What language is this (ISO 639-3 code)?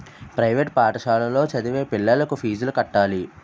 tel